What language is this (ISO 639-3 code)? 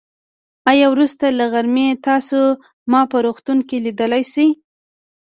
pus